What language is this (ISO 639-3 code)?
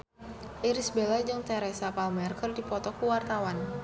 sun